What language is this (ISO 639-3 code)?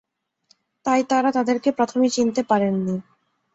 ben